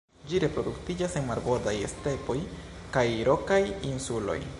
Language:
Esperanto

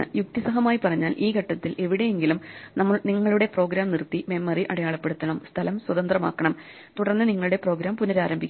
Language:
Malayalam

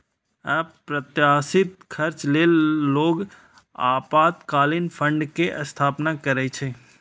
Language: Maithili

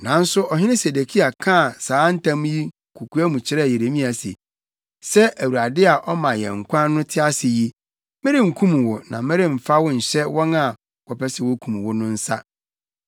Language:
Akan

